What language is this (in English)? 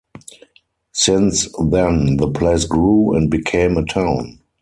English